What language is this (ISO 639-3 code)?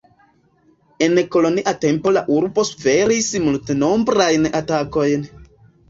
epo